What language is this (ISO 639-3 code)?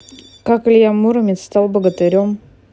rus